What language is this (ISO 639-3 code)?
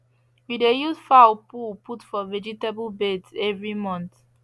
pcm